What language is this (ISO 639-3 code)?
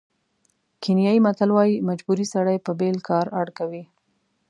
pus